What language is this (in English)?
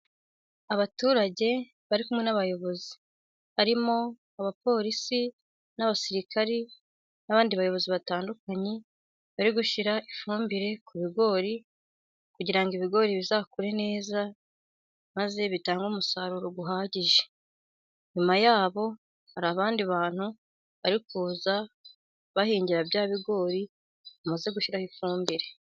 Kinyarwanda